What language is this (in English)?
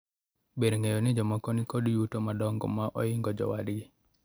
Luo (Kenya and Tanzania)